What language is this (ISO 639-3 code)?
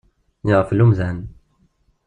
kab